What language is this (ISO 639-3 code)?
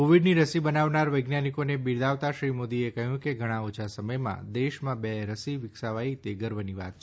guj